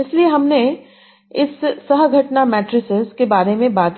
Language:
Hindi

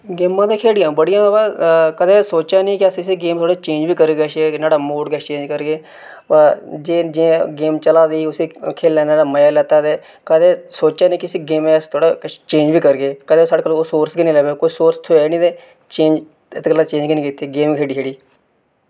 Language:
Dogri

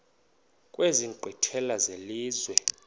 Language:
Xhosa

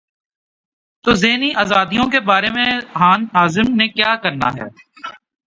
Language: Urdu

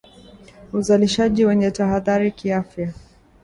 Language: Swahili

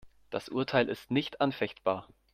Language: German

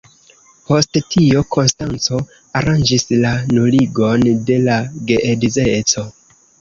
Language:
Esperanto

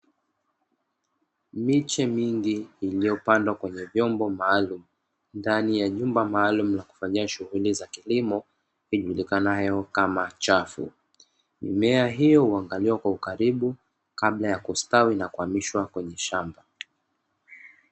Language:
Swahili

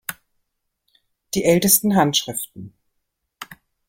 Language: German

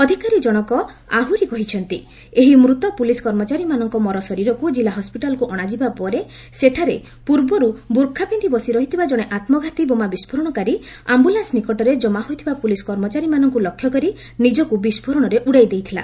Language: Odia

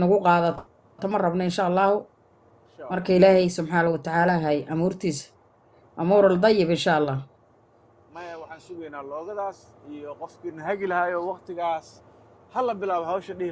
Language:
Arabic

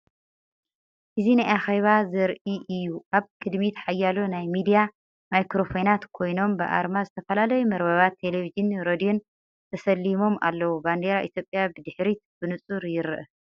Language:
Tigrinya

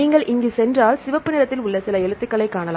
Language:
Tamil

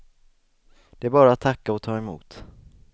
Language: Swedish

